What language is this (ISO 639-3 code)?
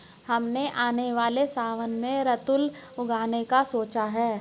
hin